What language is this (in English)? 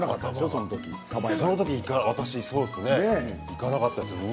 Japanese